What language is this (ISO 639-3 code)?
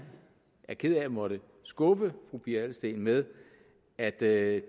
dan